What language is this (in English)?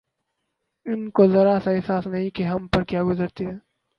Urdu